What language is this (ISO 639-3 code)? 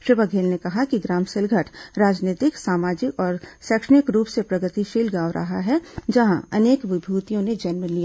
hin